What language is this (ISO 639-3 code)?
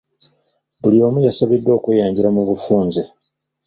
lug